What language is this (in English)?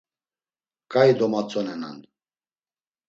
Laz